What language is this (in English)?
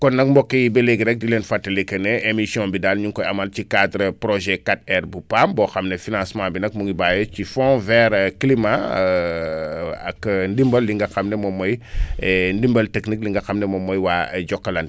Wolof